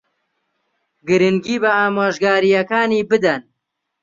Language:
Central Kurdish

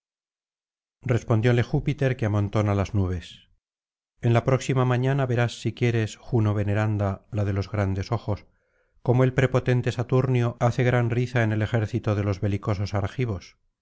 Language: Spanish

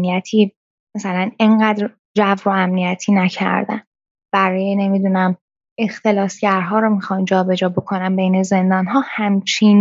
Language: Persian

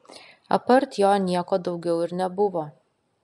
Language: Lithuanian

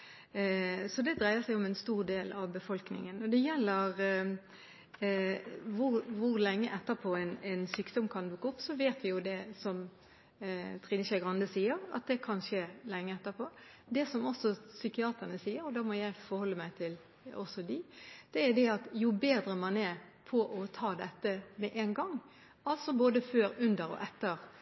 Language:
Norwegian Bokmål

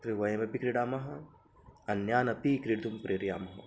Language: Sanskrit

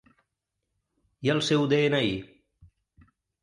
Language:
Catalan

